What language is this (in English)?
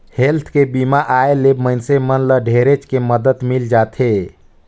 Chhattisgarhi